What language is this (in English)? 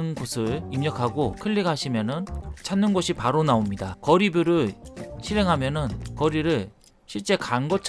Korean